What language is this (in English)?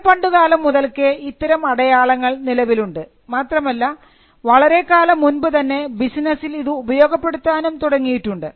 Malayalam